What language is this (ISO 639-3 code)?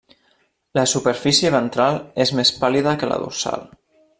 cat